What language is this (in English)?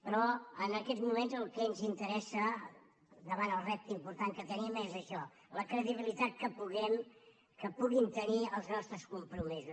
Catalan